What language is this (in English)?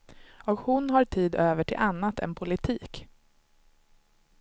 Swedish